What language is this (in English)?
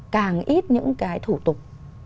Vietnamese